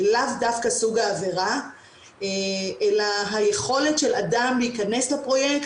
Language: Hebrew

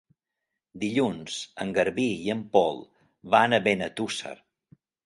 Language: Catalan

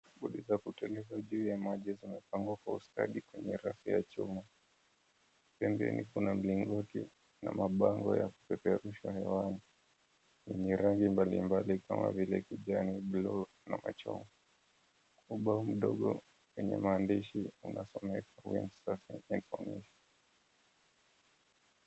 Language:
Swahili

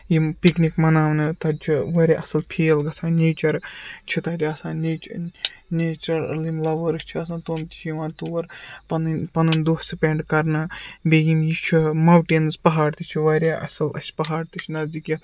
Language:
Kashmiri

